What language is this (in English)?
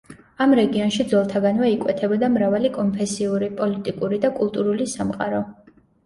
Georgian